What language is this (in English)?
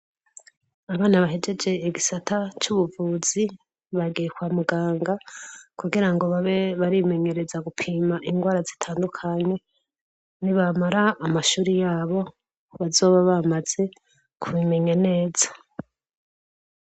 Rundi